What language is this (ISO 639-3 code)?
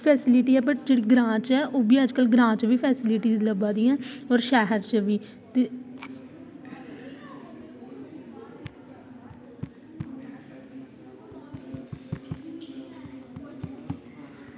doi